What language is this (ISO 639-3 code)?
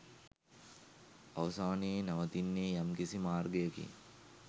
sin